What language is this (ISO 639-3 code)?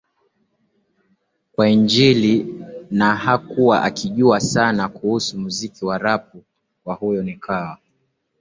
swa